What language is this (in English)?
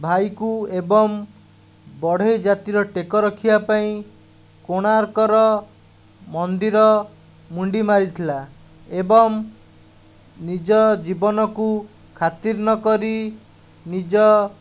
Odia